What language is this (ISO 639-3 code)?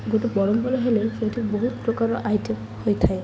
ori